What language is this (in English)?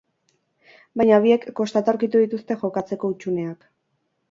Basque